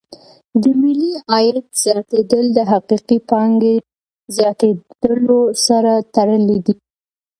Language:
Pashto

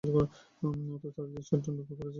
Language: Bangla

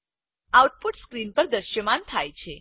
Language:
Gujarati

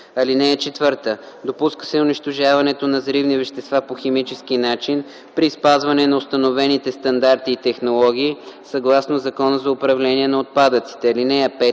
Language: Bulgarian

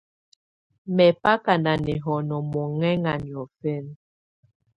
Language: Tunen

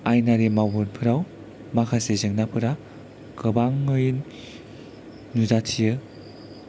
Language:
Bodo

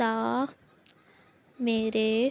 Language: Punjabi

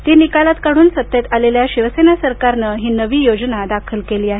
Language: Marathi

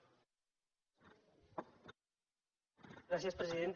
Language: Catalan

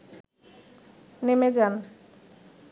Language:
Bangla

